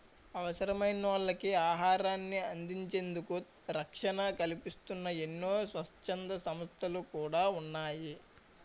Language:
Telugu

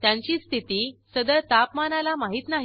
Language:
Marathi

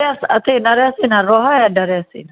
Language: Maithili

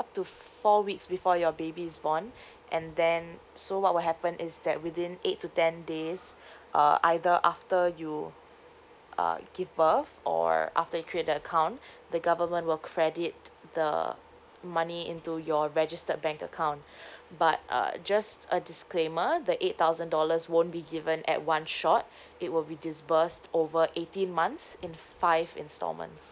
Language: English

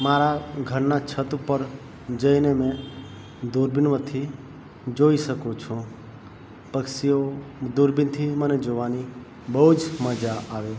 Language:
Gujarati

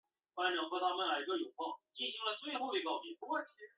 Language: Chinese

